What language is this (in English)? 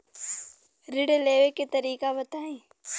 Bhojpuri